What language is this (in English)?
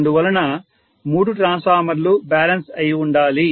Telugu